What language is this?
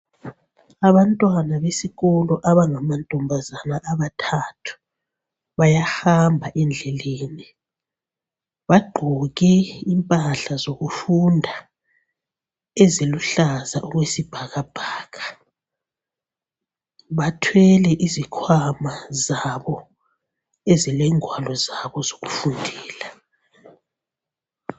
North Ndebele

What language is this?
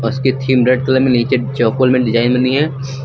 Hindi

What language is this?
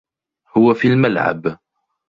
Arabic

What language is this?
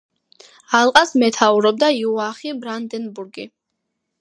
Georgian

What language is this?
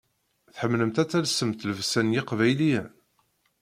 Kabyle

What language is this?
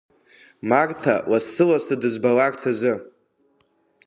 Abkhazian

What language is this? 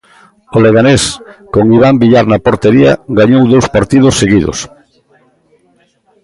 Galician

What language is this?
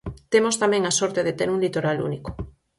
Galician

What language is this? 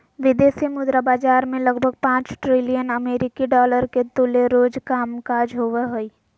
Magahi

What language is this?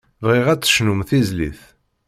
Kabyle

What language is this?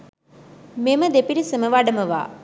Sinhala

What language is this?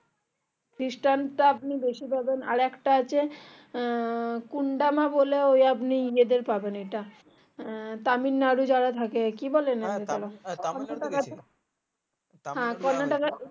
Bangla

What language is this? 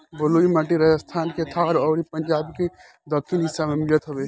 Bhojpuri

